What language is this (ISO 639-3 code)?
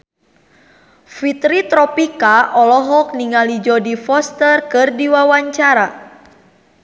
sun